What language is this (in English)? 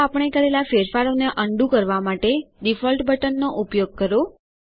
Gujarati